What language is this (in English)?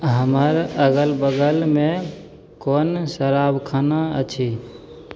Maithili